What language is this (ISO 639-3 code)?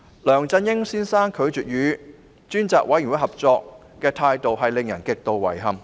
yue